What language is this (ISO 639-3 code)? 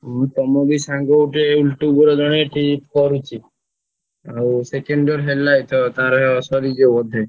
ori